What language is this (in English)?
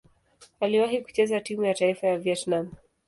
Swahili